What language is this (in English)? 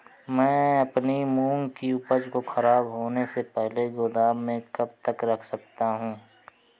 Hindi